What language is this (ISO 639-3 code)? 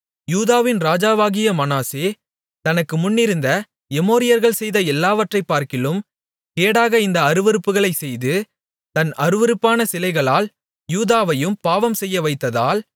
tam